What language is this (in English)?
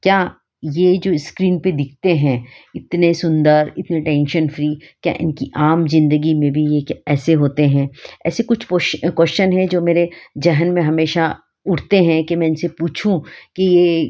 Hindi